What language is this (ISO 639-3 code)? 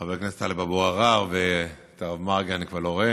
heb